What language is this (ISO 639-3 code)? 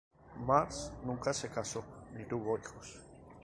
spa